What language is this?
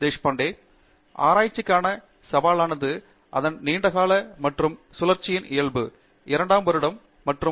Tamil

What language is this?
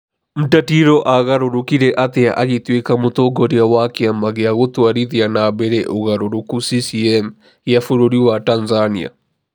Kikuyu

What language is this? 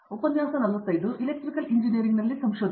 Kannada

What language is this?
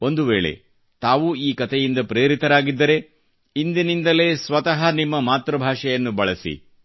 Kannada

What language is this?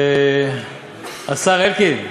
Hebrew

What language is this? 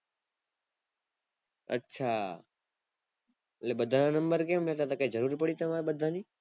Gujarati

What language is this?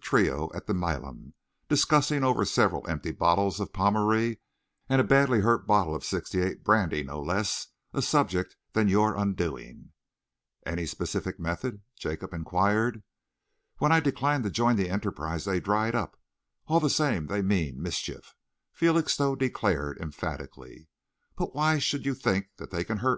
English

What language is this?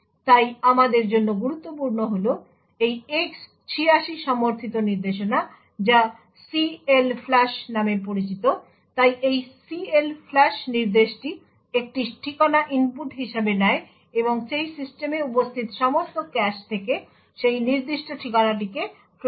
Bangla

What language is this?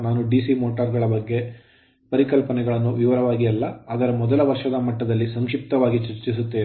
Kannada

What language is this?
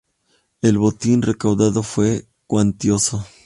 Spanish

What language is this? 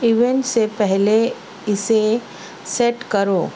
Urdu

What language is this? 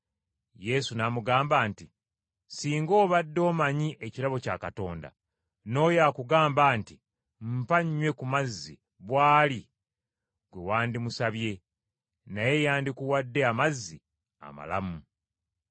Ganda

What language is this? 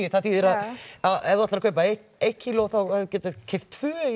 Icelandic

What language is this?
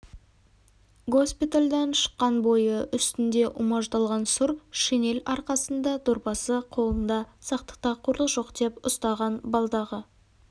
Kazakh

